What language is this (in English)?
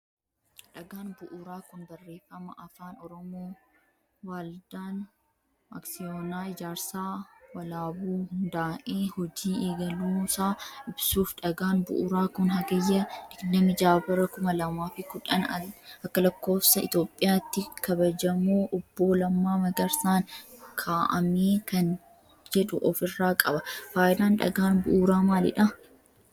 Oromo